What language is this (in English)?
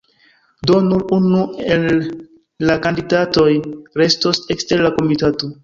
Esperanto